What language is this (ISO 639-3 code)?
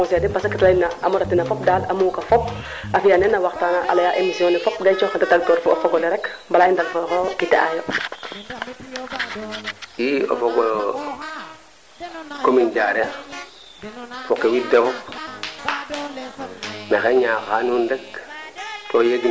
srr